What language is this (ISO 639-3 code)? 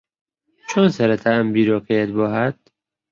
ckb